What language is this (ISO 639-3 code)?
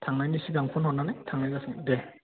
brx